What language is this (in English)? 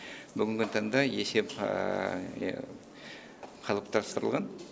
Kazakh